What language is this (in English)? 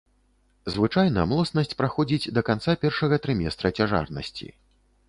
Belarusian